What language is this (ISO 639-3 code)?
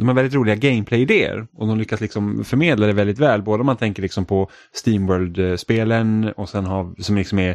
swe